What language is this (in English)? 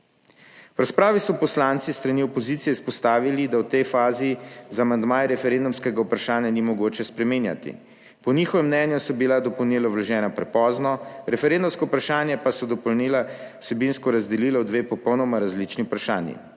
Slovenian